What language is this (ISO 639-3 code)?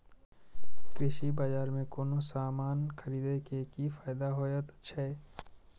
mai